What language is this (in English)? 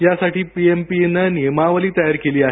Marathi